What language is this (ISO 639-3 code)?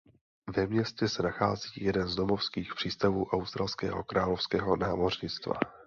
ces